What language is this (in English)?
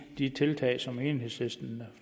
Danish